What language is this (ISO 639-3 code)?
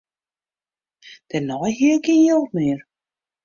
fry